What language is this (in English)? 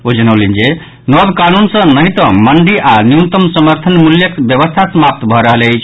Maithili